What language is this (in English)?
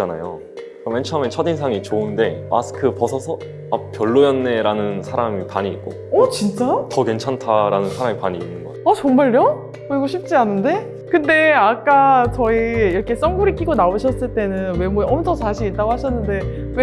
Korean